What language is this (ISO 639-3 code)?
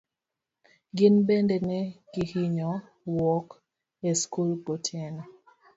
luo